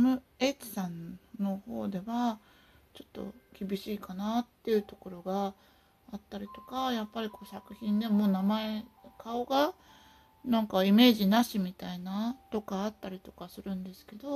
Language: Japanese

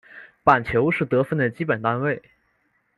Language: Chinese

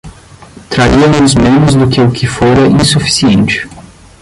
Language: Portuguese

